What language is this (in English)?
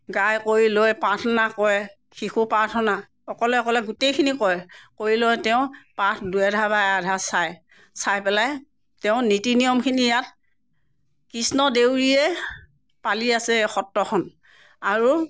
Assamese